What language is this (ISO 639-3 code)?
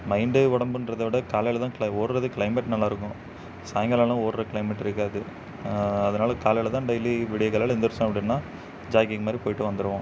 tam